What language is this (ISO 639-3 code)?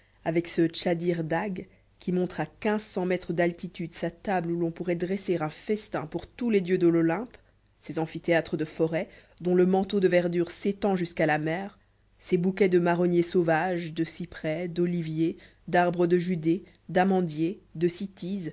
fra